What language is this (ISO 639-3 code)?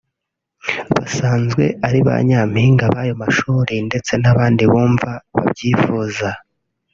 kin